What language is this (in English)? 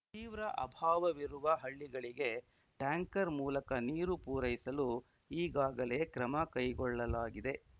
Kannada